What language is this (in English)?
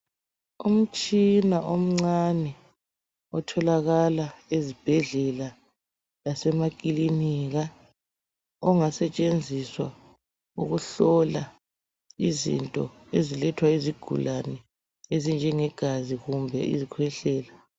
North Ndebele